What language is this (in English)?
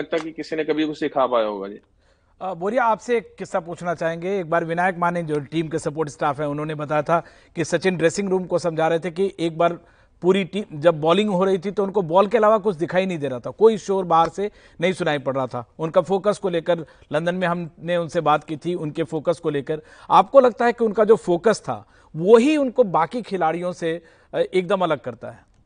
Hindi